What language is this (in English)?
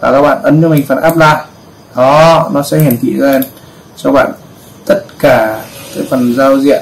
Vietnamese